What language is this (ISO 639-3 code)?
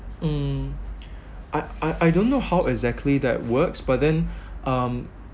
eng